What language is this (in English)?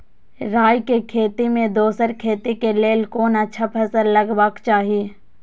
Maithili